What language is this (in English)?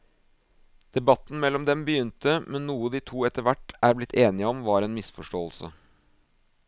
Norwegian